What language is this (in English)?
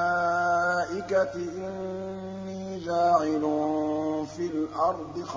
Arabic